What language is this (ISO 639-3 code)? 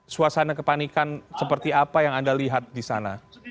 ind